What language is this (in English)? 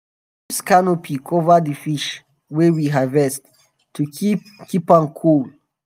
Nigerian Pidgin